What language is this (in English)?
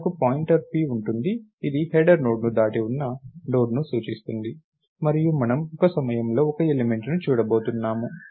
Telugu